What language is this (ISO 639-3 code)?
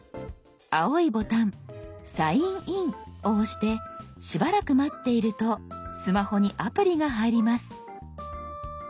jpn